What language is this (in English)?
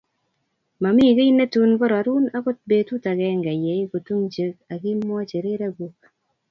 Kalenjin